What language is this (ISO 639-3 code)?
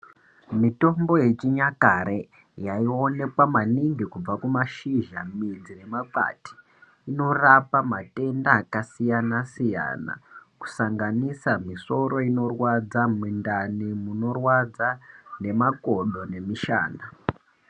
ndc